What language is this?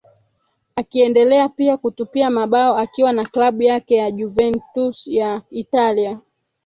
Swahili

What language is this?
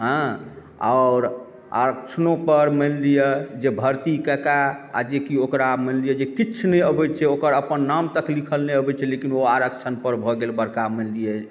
Maithili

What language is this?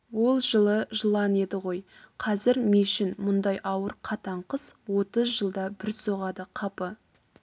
Kazakh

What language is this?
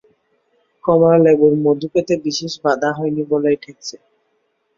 Bangla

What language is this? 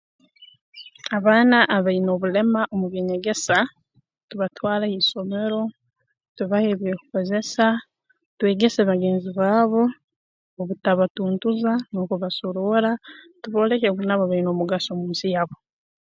Tooro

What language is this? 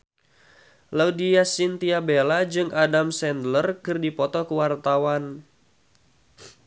Sundanese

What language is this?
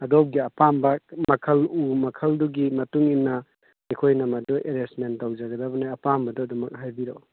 Manipuri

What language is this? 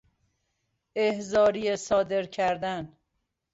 Persian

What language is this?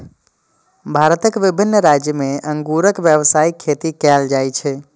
Maithili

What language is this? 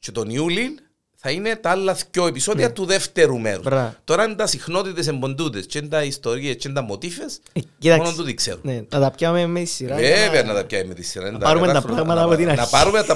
Greek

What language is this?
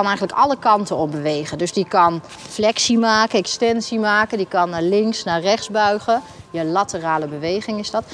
Dutch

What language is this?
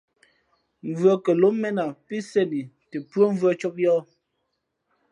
Fe'fe'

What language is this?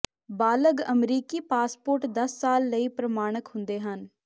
Punjabi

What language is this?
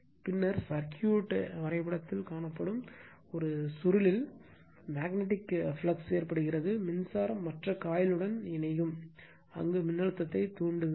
Tamil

